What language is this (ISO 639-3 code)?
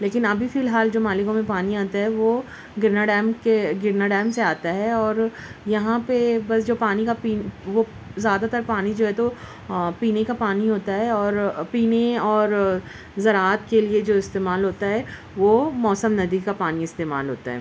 urd